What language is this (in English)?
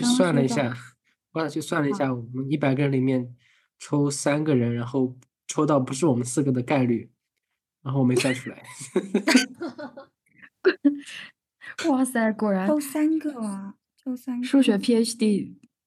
Chinese